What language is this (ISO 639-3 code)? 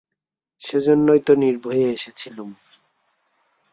ben